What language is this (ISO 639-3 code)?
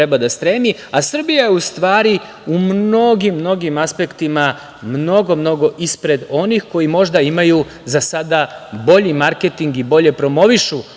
srp